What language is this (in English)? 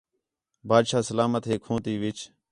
Khetrani